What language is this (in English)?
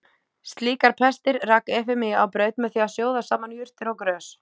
Icelandic